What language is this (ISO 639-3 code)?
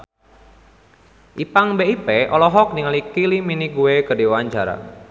sun